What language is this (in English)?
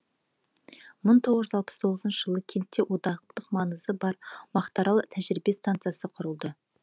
Kazakh